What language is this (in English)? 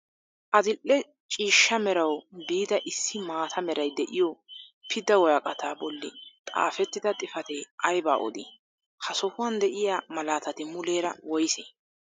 Wolaytta